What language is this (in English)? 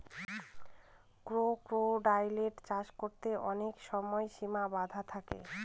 Bangla